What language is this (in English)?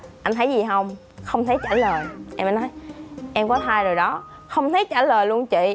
Vietnamese